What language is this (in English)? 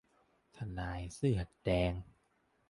Thai